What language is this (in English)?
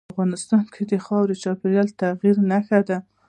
Pashto